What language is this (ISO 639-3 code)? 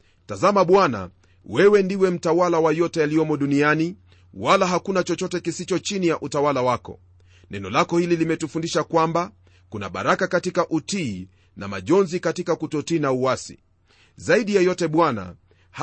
swa